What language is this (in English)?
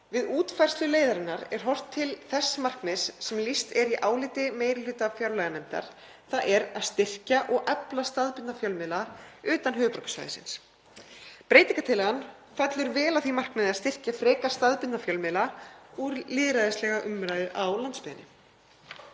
Icelandic